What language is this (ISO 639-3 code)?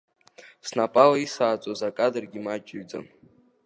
abk